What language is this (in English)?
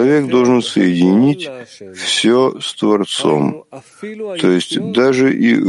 Russian